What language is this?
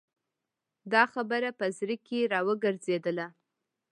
Pashto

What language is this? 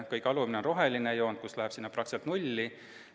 Estonian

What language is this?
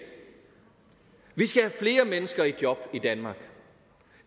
Danish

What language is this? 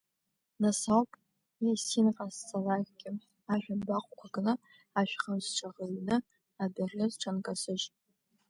Abkhazian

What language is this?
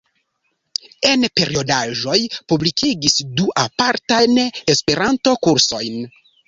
Esperanto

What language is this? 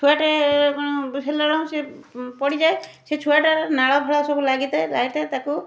Odia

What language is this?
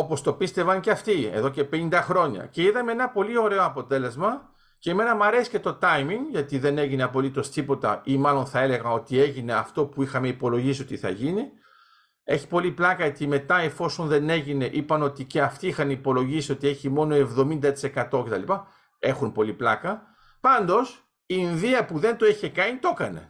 Greek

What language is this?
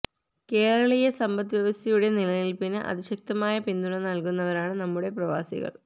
Malayalam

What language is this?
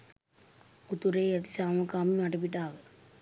Sinhala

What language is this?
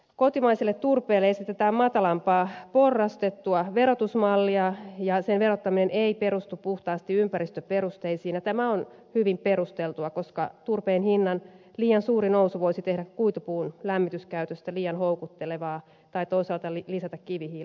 Finnish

